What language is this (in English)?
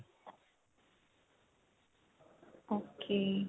Punjabi